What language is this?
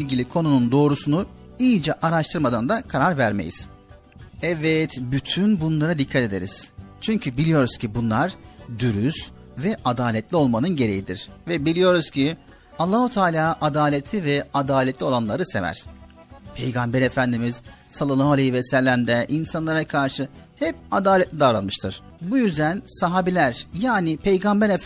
Turkish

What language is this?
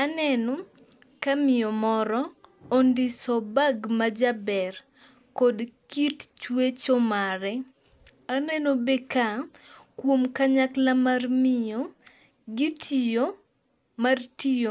Luo (Kenya and Tanzania)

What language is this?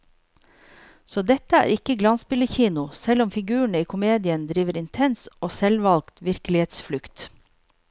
Norwegian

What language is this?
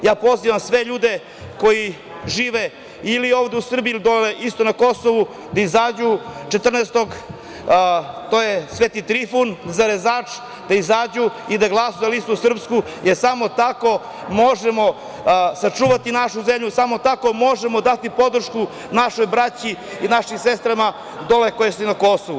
Serbian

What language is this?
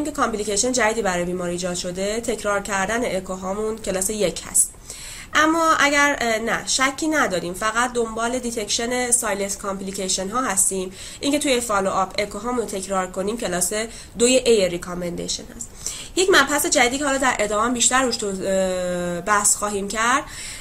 Persian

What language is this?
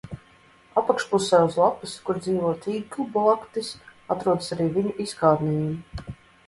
Latvian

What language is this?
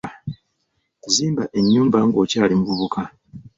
Ganda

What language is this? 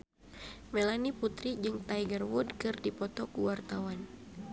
Sundanese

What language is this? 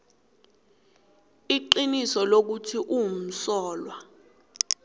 South Ndebele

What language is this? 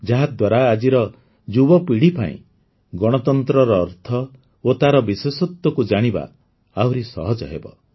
Odia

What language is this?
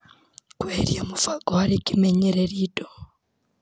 Kikuyu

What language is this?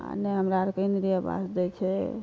Maithili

